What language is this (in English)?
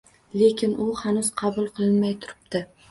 Uzbek